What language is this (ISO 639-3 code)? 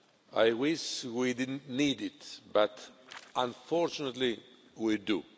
eng